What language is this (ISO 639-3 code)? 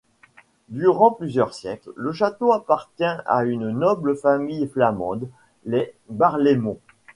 fra